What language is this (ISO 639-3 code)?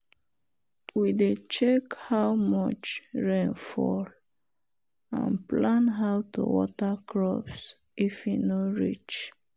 pcm